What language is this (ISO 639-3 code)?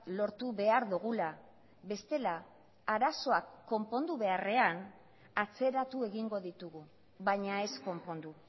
eus